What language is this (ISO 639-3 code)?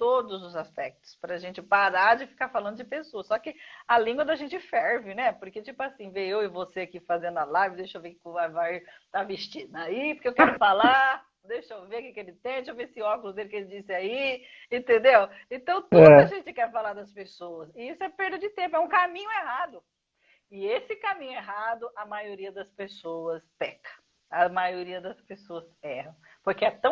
por